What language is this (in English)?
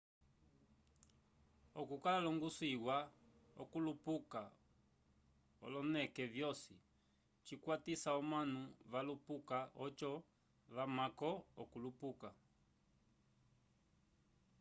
Umbundu